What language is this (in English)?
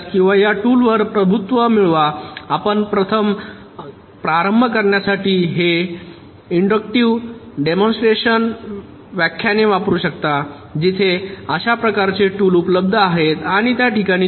Marathi